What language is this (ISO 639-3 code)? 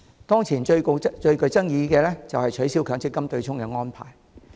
yue